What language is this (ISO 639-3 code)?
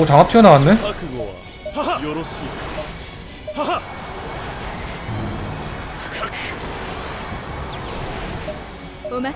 kor